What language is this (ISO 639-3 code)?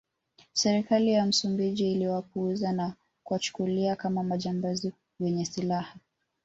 swa